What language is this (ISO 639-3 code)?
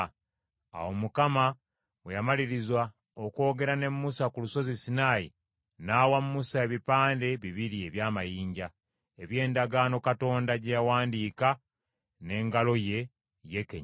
lug